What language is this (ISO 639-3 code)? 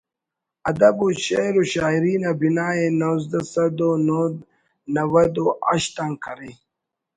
brh